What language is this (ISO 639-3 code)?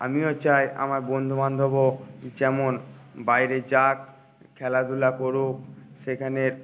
ben